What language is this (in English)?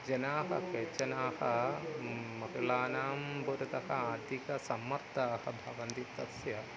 Sanskrit